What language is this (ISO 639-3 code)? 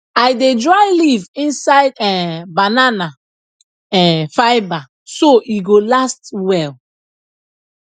pcm